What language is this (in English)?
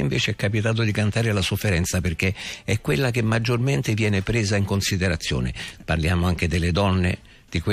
Italian